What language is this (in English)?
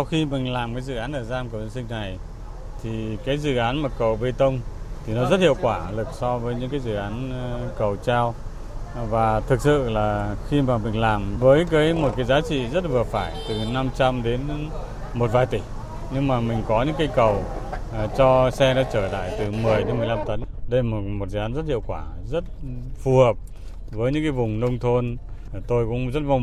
Vietnamese